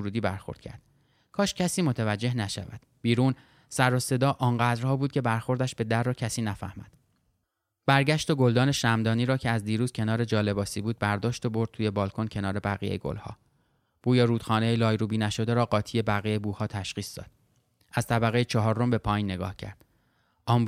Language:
Persian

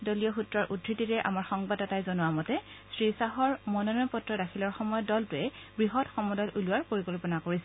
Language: Assamese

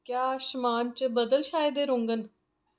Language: Dogri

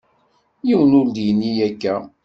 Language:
Kabyle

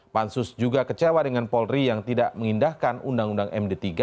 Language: Indonesian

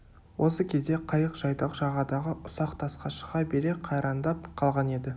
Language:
Kazakh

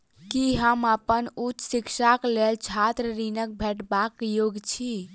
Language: Maithili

